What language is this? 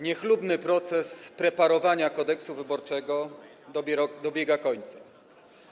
Polish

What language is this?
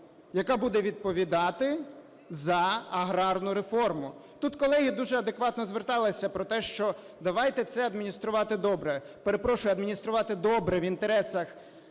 Ukrainian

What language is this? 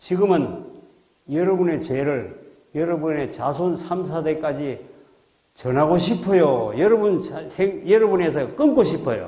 Korean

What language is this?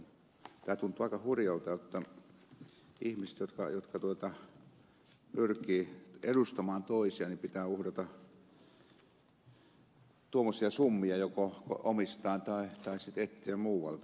Finnish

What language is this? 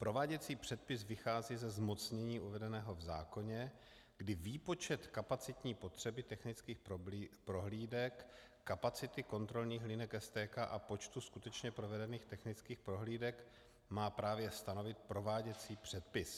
Czech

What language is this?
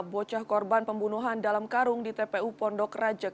Indonesian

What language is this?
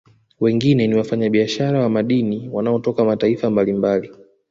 Swahili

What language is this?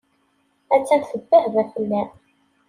Kabyle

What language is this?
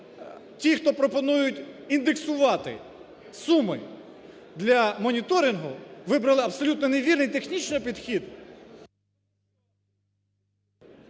Ukrainian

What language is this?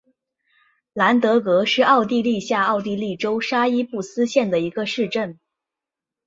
Chinese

